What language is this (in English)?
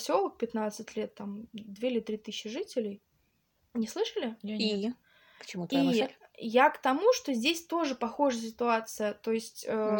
Russian